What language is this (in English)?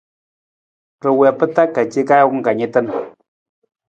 Nawdm